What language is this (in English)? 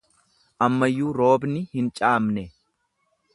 Oromo